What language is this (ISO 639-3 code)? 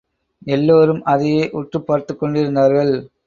tam